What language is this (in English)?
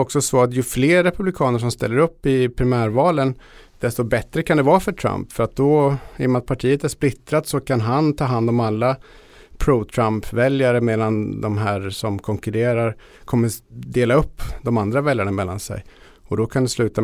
Swedish